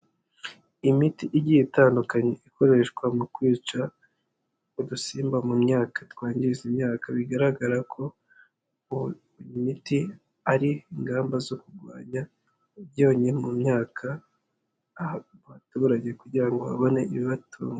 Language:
Kinyarwanda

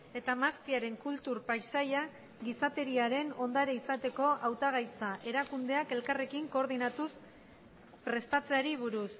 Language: Basque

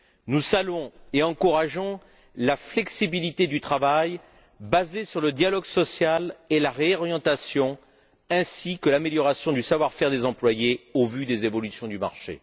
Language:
French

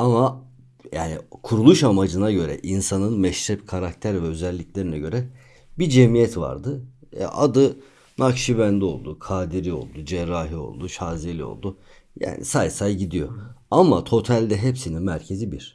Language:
Turkish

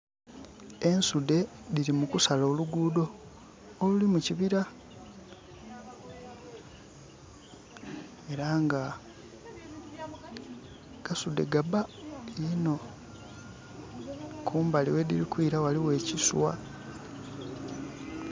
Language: Soga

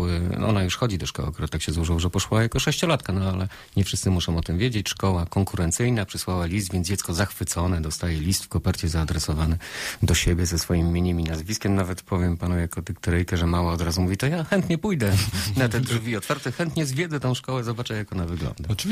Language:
Polish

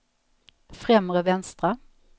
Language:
Swedish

